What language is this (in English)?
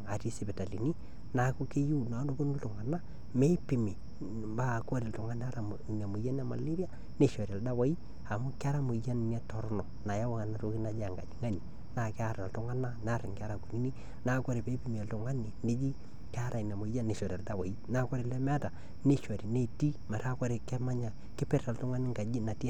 Masai